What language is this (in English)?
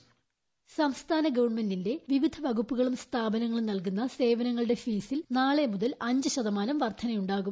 Malayalam